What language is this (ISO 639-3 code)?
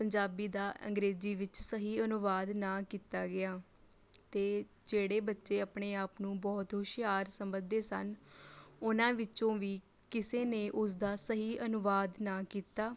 pan